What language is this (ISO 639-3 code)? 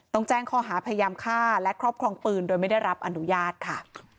tha